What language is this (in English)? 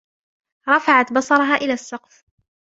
Arabic